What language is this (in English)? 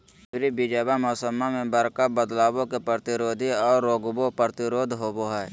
Magahi